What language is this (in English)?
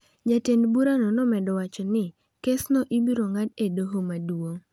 Luo (Kenya and Tanzania)